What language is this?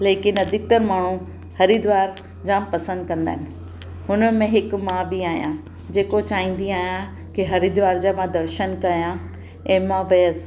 Sindhi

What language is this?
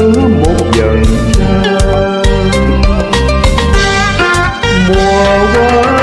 Vietnamese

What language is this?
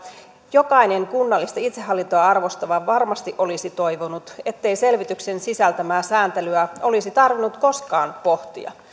Finnish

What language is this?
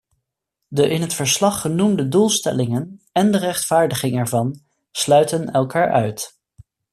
Dutch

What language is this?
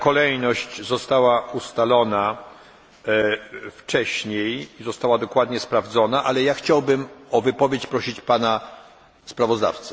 Polish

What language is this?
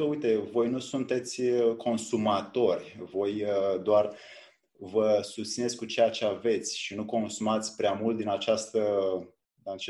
Romanian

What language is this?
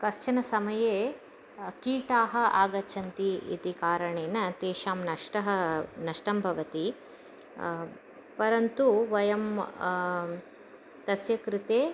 Sanskrit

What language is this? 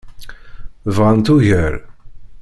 Kabyle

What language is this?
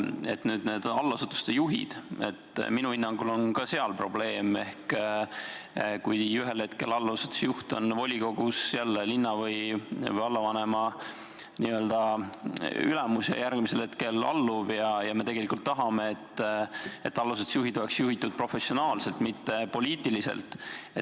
Estonian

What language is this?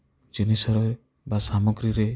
Odia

